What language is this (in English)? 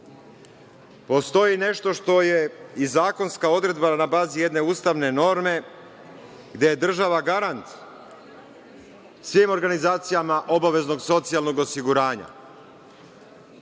Serbian